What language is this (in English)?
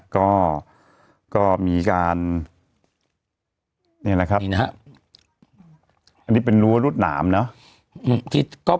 Thai